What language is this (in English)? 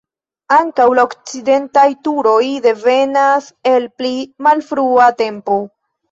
Esperanto